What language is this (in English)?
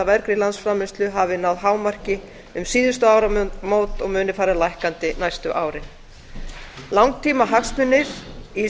Icelandic